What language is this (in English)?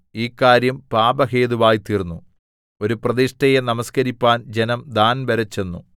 Malayalam